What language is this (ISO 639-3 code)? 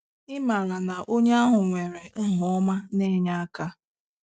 ibo